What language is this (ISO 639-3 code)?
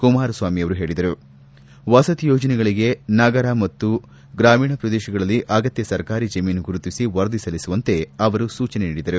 kan